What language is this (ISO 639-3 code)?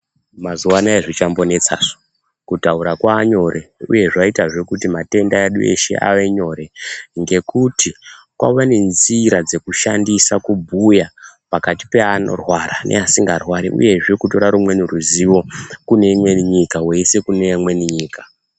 ndc